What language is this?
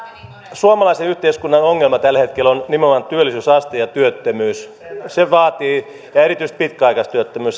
Finnish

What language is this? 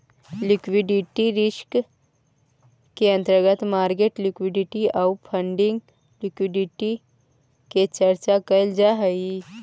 Magahi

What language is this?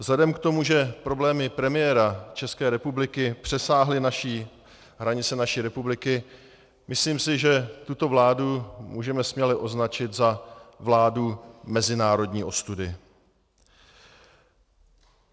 Czech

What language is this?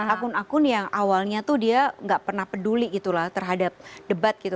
Indonesian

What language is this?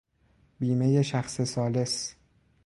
Persian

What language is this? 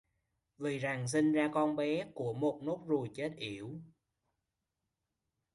Vietnamese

